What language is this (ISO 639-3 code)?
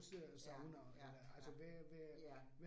dan